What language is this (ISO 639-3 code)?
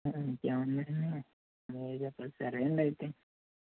tel